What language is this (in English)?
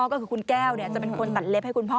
Thai